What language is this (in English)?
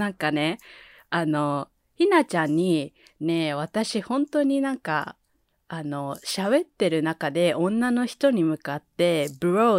Japanese